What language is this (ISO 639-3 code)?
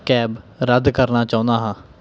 pan